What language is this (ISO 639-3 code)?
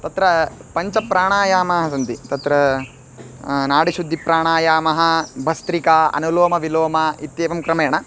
san